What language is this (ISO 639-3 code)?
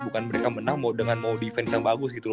ind